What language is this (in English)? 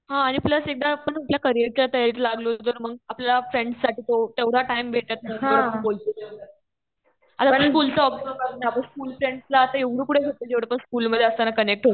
Marathi